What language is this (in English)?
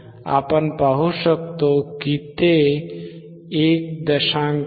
Marathi